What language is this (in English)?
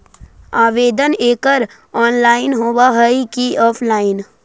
Magahi